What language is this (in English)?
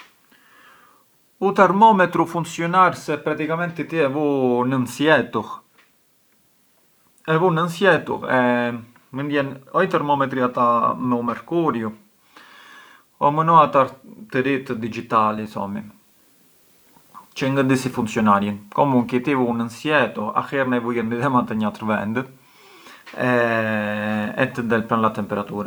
Arbëreshë Albanian